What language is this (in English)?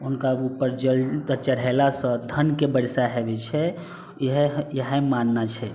Maithili